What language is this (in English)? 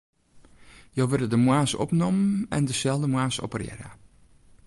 Western Frisian